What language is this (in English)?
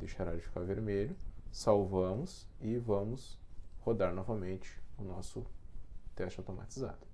Portuguese